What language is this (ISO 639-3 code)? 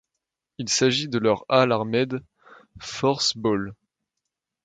fra